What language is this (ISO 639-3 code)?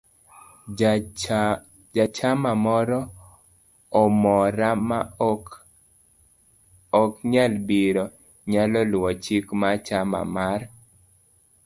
luo